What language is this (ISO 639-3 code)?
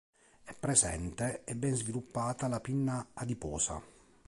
ita